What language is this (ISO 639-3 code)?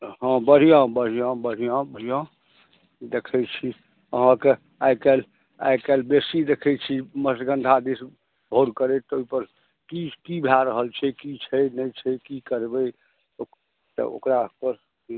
mai